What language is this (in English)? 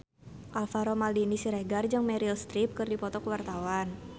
Sundanese